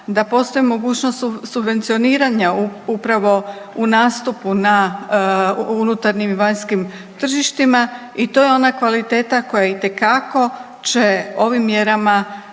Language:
Croatian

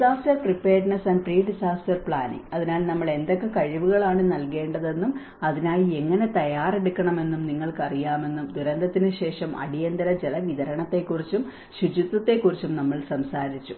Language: Malayalam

